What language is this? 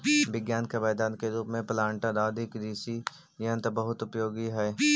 Magahi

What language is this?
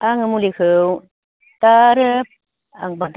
Bodo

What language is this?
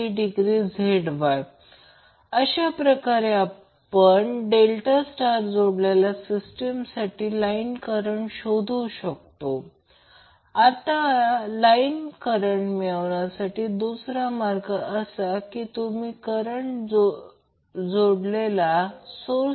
Marathi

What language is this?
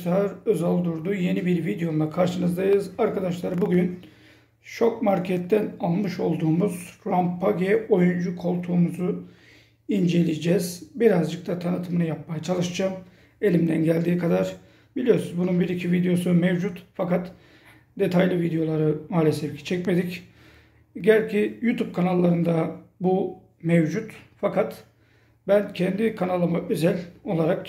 Turkish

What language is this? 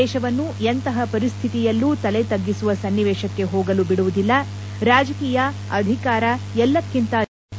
Kannada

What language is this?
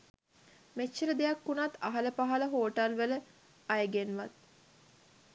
Sinhala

